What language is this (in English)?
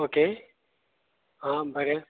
Konkani